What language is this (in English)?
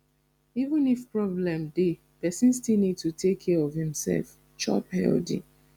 Nigerian Pidgin